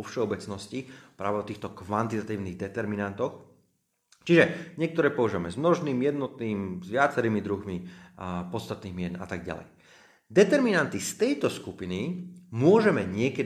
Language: Slovak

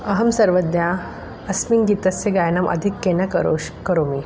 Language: Sanskrit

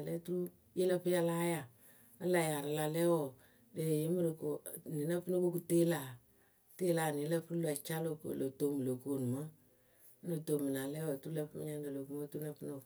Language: Akebu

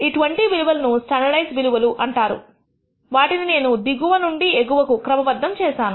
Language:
Telugu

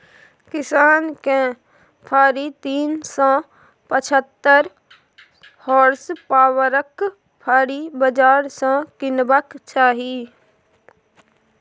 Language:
Maithili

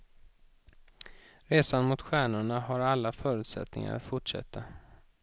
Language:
Swedish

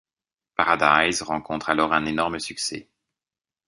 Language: French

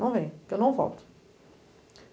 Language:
Portuguese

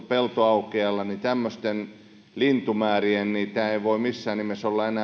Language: Finnish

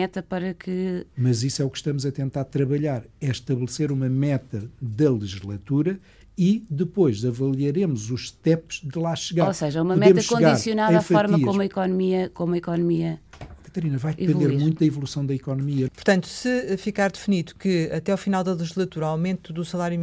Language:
Portuguese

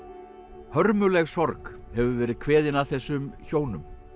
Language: Icelandic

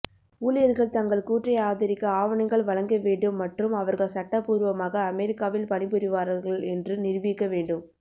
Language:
Tamil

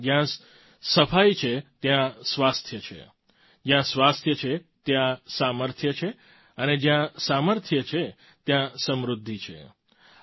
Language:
Gujarati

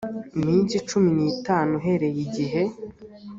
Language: Kinyarwanda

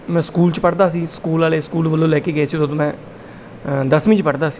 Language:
Punjabi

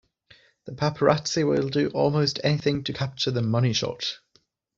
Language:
English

